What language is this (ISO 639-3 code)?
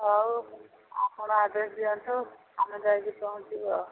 ori